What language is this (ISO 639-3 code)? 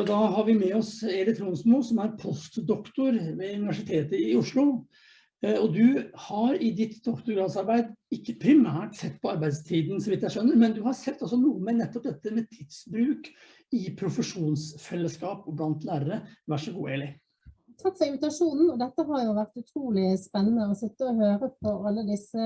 nor